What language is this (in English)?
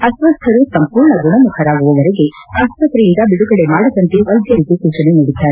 Kannada